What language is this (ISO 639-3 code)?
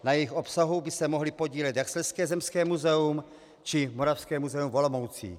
ces